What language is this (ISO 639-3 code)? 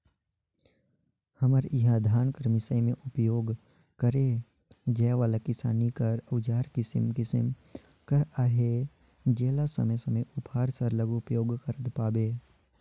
hne